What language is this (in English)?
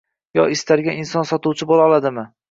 Uzbek